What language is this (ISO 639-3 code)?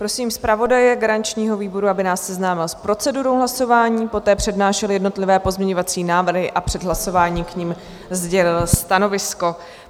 ces